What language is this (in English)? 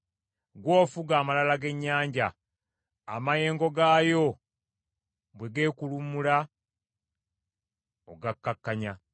Ganda